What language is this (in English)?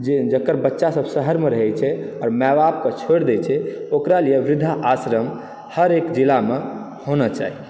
Maithili